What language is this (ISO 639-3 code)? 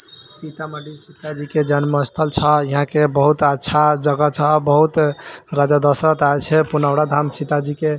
mai